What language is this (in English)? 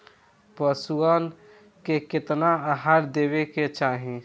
Bhojpuri